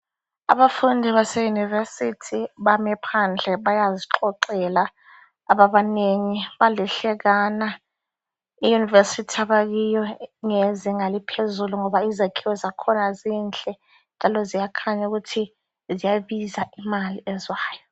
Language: North Ndebele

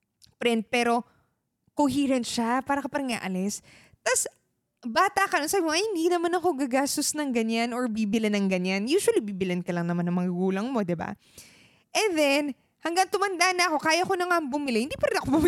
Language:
Filipino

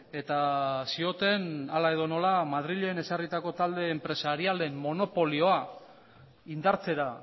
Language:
Basque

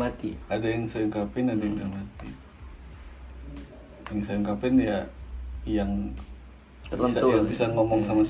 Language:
Indonesian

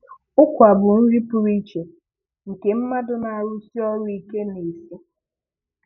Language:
Igbo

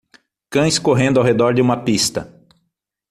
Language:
Portuguese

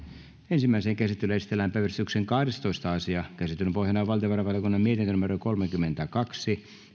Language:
Finnish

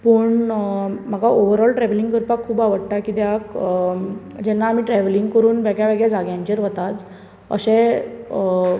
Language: Konkani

